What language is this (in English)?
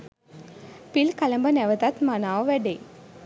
Sinhala